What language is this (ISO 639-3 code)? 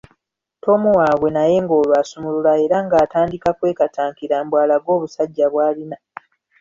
lug